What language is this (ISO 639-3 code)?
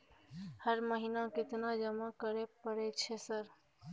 mai